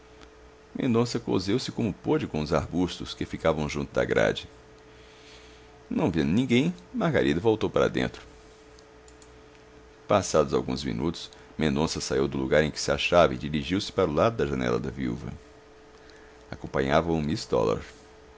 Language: Portuguese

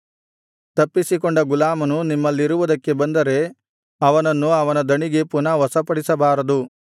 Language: Kannada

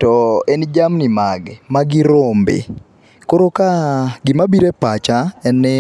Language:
Luo (Kenya and Tanzania)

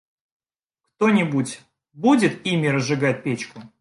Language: Russian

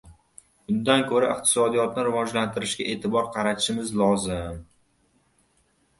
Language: Uzbek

